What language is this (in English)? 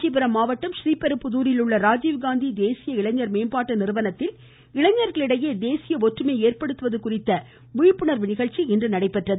Tamil